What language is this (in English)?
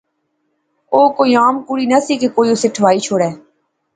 Pahari-Potwari